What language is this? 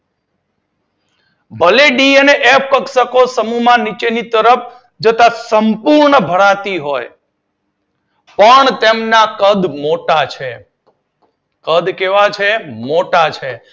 Gujarati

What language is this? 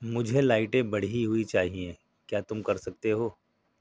Urdu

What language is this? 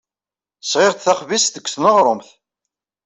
Kabyle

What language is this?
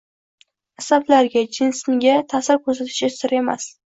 Uzbek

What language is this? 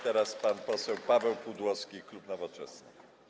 Polish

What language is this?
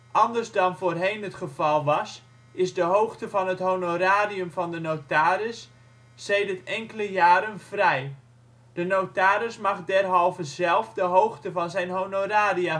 Dutch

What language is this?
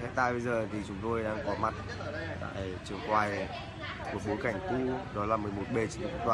Vietnamese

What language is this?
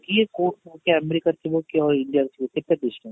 Odia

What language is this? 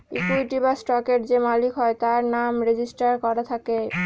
Bangla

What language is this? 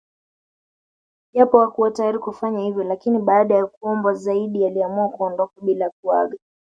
Swahili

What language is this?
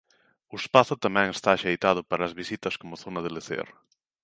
Galician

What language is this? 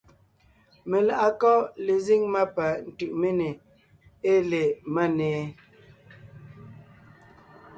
Ngiemboon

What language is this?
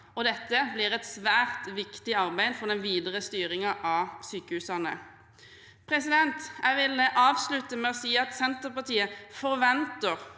Norwegian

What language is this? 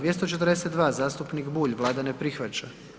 Croatian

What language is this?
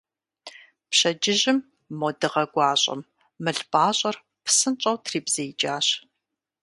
Kabardian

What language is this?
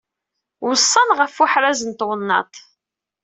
Kabyle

